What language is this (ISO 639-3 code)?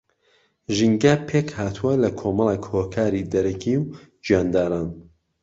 ckb